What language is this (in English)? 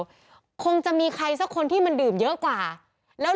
Thai